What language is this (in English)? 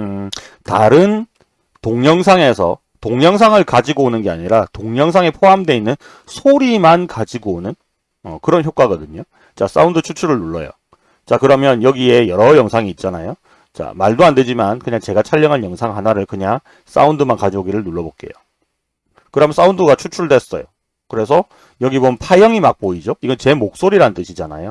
Korean